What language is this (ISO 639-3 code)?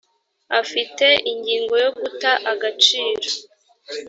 kin